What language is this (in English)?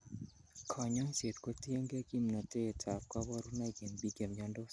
Kalenjin